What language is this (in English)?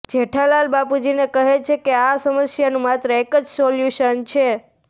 Gujarati